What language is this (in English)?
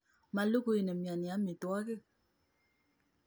Kalenjin